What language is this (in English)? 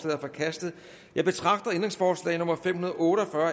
Danish